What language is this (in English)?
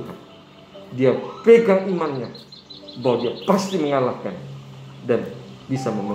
Indonesian